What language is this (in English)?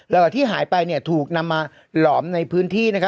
Thai